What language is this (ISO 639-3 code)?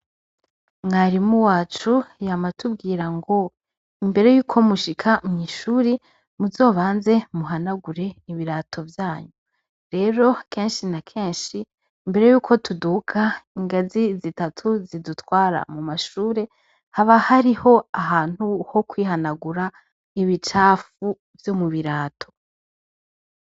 run